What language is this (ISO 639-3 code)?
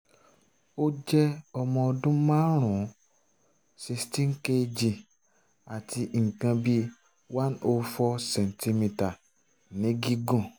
yor